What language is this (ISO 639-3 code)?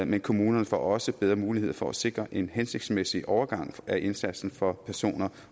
dan